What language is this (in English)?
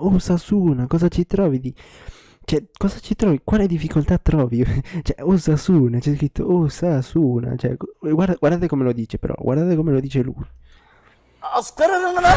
Italian